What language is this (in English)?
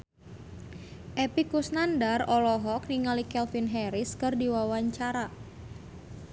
Sundanese